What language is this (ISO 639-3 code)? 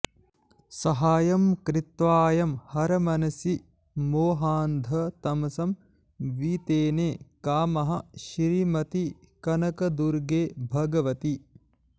san